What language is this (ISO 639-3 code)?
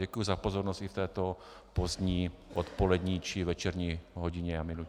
ces